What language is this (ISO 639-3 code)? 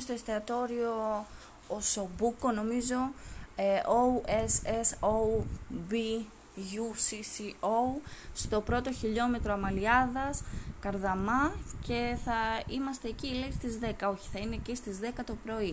ell